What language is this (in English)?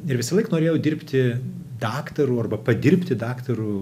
Lithuanian